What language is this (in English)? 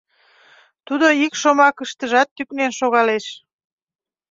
Mari